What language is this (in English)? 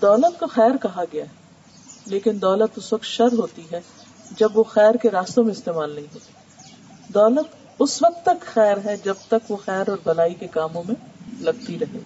Urdu